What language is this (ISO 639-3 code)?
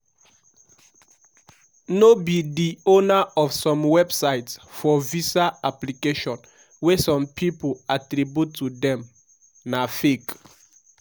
pcm